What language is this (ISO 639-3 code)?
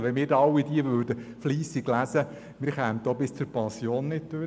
gsw